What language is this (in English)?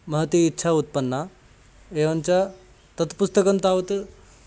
Sanskrit